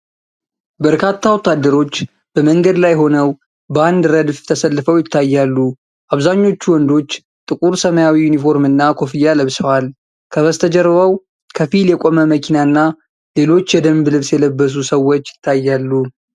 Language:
Amharic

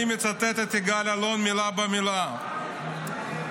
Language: Hebrew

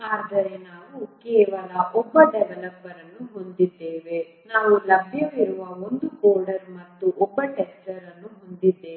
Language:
Kannada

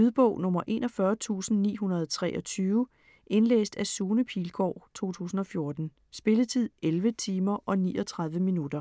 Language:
Danish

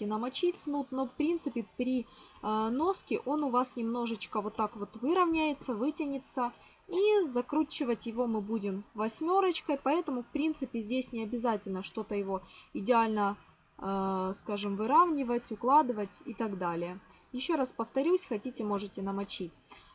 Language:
Russian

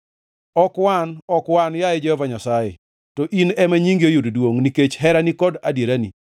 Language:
Luo (Kenya and Tanzania)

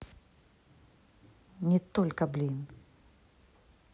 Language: Russian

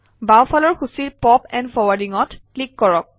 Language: Assamese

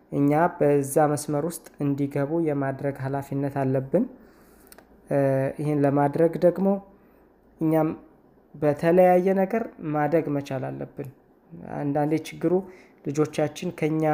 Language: Amharic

